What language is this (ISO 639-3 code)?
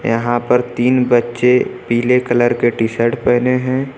hin